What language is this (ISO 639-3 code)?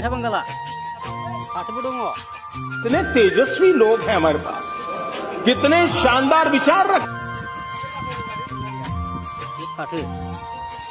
ara